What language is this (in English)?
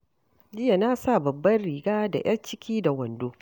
Hausa